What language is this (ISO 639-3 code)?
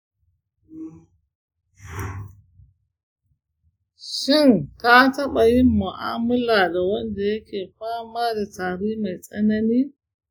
hau